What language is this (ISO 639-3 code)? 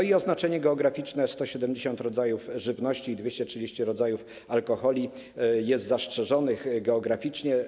pol